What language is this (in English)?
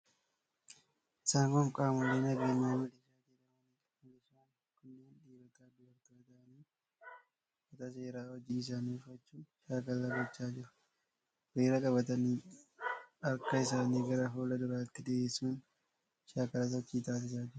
Oromo